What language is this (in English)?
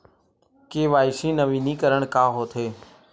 Chhattisgarhi